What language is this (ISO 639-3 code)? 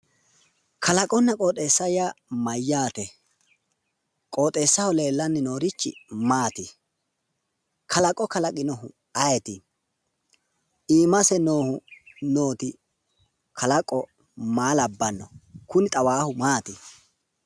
sid